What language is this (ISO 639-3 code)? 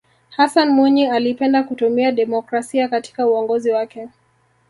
swa